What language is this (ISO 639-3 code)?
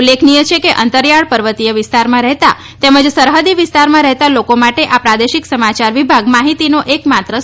guj